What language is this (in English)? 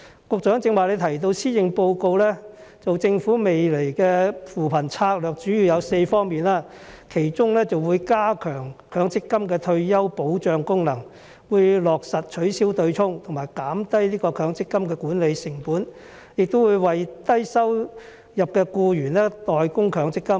Cantonese